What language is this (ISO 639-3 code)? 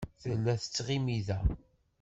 kab